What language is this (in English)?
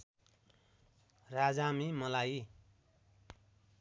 Nepali